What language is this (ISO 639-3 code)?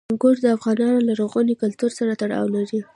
pus